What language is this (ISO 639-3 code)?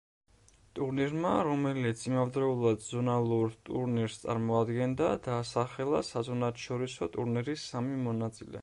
kat